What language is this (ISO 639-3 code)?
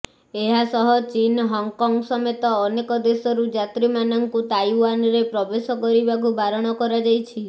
ori